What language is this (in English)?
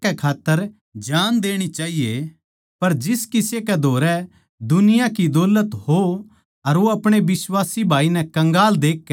Haryanvi